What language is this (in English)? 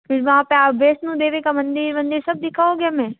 Hindi